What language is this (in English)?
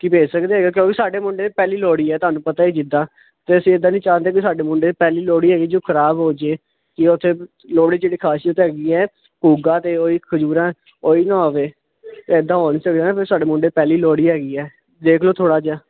Punjabi